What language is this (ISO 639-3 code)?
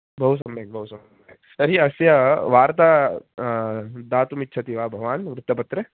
san